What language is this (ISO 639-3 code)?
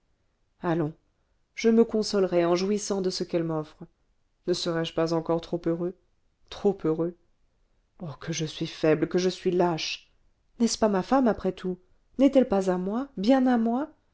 fra